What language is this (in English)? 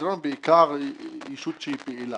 Hebrew